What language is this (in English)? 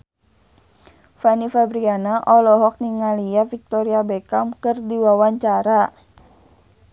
Sundanese